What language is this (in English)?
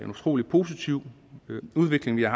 Danish